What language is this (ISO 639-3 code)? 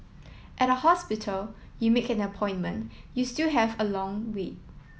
eng